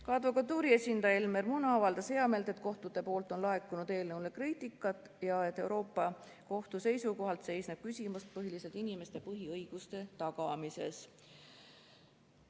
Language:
Estonian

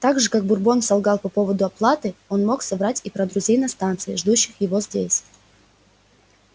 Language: Russian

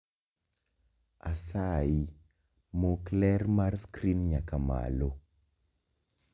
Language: Luo (Kenya and Tanzania)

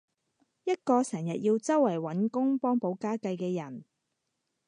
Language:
Cantonese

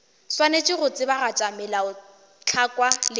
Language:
Northern Sotho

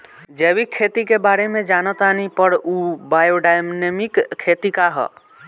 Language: Bhojpuri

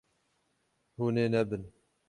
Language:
Kurdish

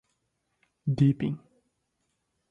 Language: Portuguese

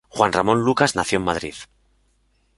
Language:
Spanish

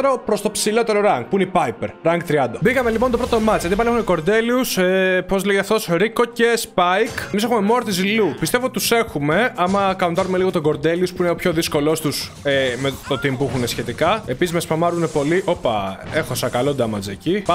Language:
Greek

